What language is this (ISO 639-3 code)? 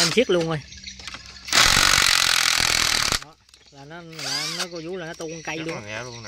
vie